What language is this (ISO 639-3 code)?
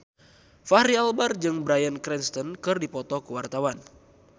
sun